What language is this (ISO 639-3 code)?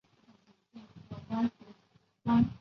zho